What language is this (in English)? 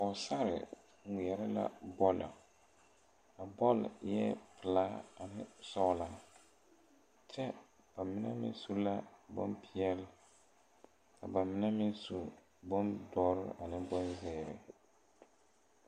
Southern Dagaare